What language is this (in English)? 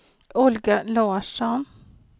Swedish